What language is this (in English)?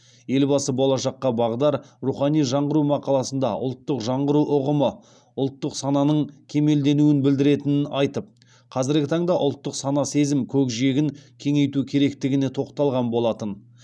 Kazakh